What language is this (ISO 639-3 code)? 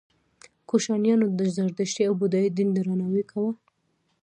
pus